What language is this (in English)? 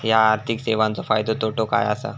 Marathi